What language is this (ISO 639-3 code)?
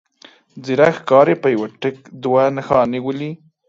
pus